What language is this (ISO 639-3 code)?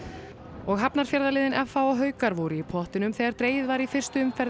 isl